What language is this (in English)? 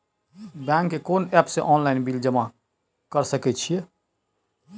Maithili